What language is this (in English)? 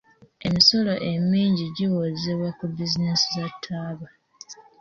Ganda